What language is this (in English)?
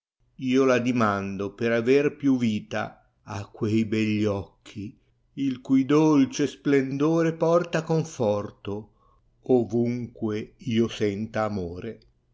Italian